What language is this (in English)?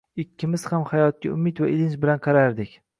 Uzbek